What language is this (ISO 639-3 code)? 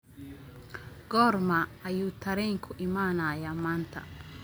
som